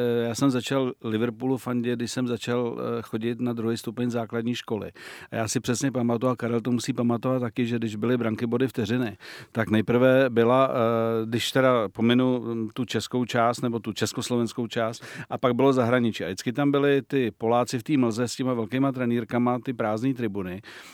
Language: Czech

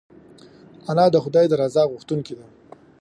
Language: Pashto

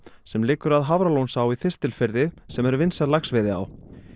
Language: Icelandic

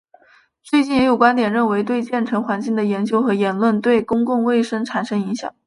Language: Chinese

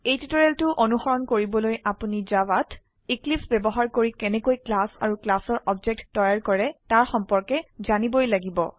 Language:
Assamese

